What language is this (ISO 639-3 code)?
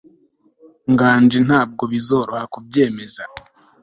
kin